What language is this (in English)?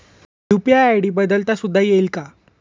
Marathi